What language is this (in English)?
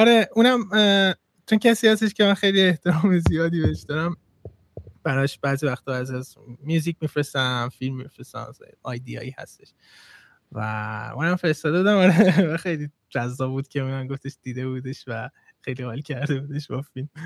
Persian